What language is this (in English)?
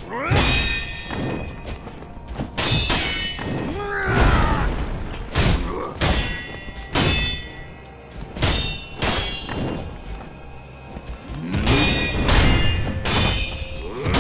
Korean